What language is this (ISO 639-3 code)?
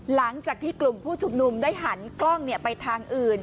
tha